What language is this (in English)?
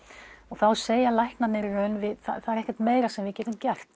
Icelandic